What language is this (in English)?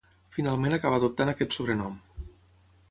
Catalan